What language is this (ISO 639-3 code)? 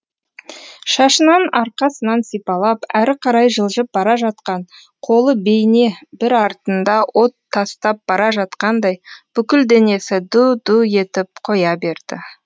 kaz